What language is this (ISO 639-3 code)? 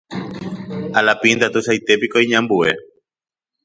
grn